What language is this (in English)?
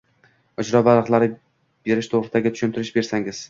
Uzbek